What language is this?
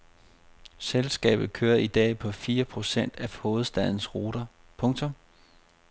Danish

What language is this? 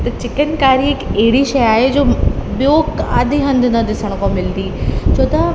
Sindhi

